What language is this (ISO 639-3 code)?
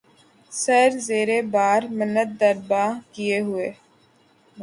urd